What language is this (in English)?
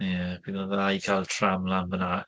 Welsh